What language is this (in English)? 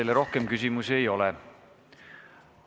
Estonian